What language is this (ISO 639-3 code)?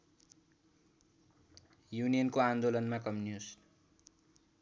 nep